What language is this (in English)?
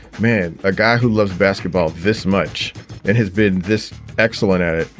English